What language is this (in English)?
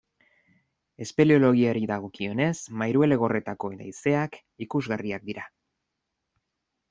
Basque